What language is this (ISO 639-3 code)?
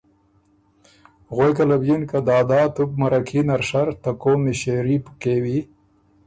oru